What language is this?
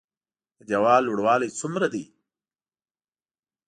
Pashto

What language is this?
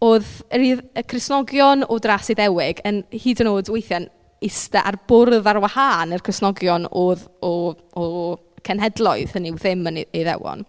Welsh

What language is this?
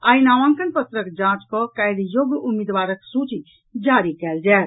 Maithili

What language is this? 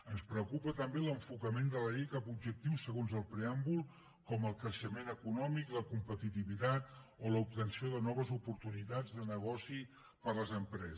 Catalan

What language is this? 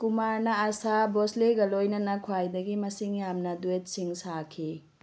Manipuri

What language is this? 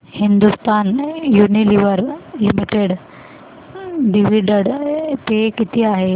Marathi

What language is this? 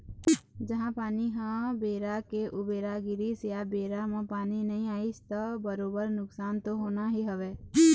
Chhattisgarhi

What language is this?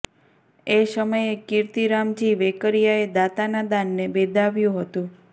Gujarati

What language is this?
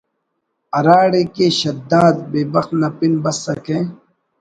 Brahui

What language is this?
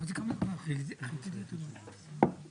Hebrew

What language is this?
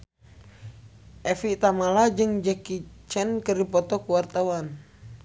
Sundanese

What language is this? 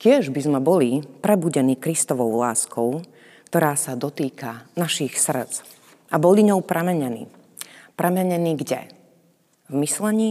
Slovak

